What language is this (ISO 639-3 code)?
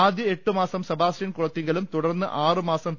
mal